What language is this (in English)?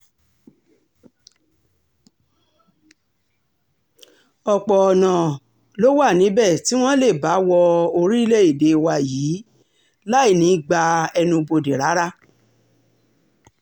Yoruba